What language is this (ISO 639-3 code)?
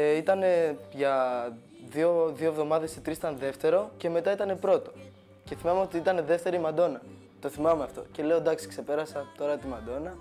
ell